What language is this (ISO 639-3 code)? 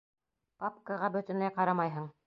bak